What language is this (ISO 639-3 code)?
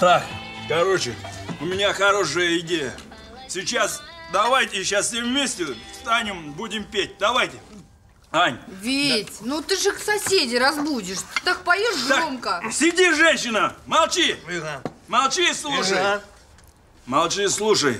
rus